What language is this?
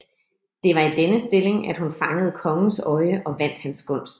Danish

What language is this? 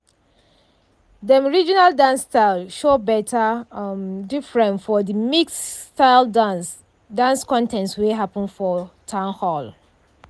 Nigerian Pidgin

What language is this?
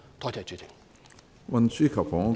Cantonese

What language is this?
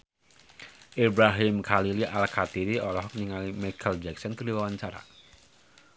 Sundanese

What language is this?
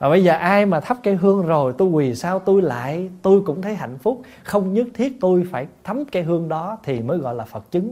Vietnamese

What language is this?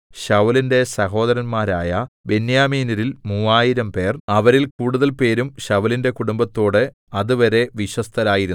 Malayalam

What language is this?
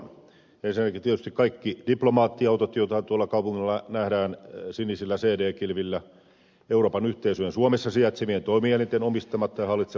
Finnish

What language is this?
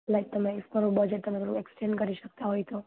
Gujarati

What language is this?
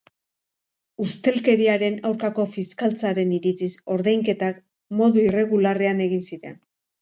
Basque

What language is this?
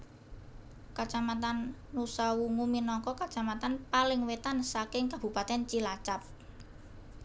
Javanese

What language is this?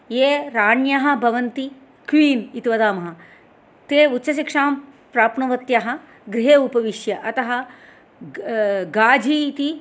Sanskrit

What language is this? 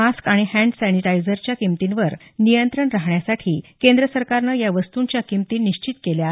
Marathi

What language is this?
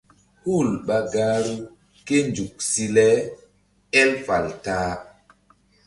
Mbum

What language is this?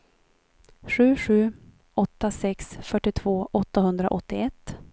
Swedish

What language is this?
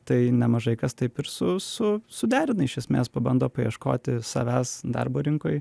Lithuanian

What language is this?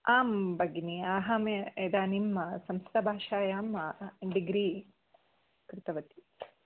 Sanskrit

